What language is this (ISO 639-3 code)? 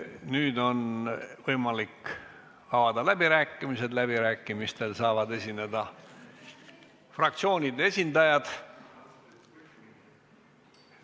est